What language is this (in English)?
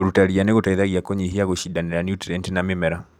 Kikuyu